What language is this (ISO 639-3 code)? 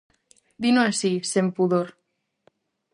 glg